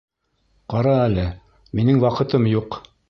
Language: Bashkir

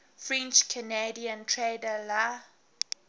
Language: English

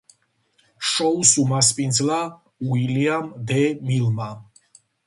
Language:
Georgian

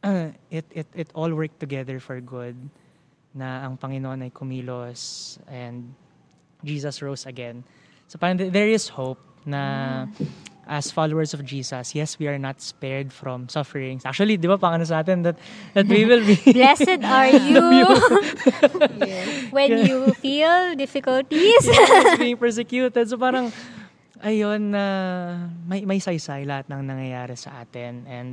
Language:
Filipino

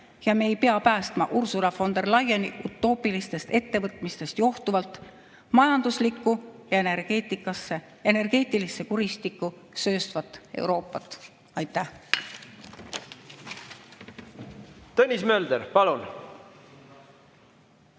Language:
Estonian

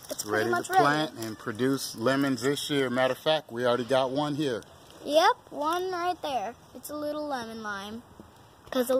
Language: English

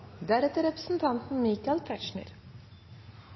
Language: Norwegian Nynorsk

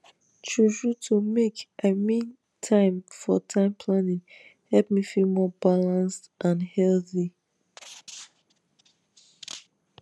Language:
Nigerian Pidgin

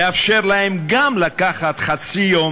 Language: Hebrew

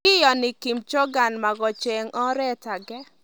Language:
Kalenjin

